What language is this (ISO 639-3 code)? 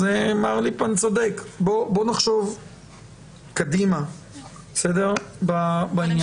heb